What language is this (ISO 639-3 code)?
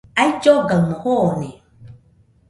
hux